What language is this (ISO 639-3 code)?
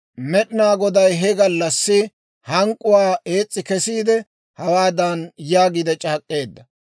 dwr